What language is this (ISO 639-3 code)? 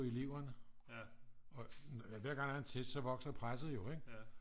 dan